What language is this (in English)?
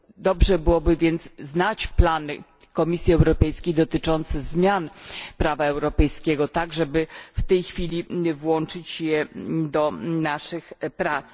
Polish